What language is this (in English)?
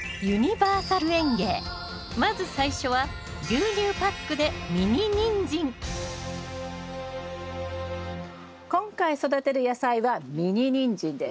Japanese